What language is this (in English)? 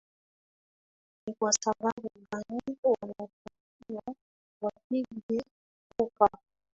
Swahili